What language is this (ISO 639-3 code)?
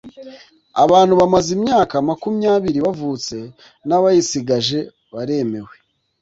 kin